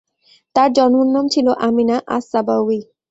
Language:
Bangla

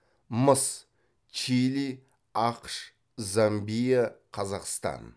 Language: Kazakh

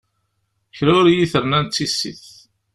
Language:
Kabyle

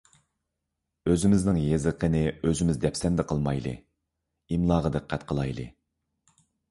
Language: Uyghur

